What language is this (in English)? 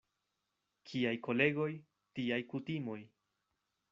Esperanto